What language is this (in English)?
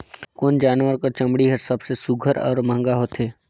Chhattisgarhi